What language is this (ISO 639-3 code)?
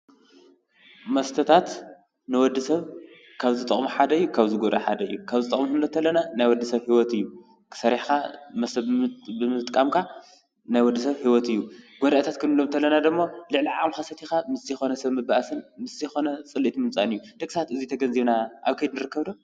tir